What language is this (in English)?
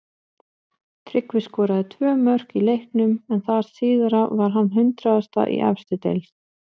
Icelandic